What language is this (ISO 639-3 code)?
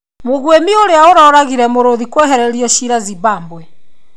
kik